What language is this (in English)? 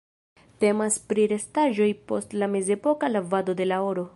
Esperanto